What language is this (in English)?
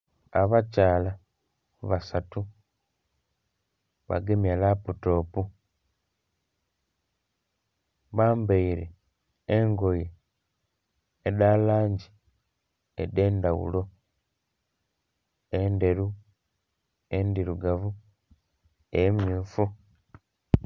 Soga